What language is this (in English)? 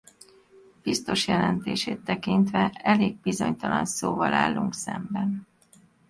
Hungarian